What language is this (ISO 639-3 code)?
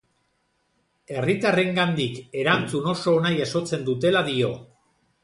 eus